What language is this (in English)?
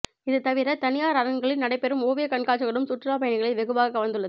Tamil